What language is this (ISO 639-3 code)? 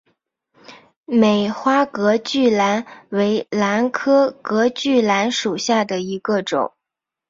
zho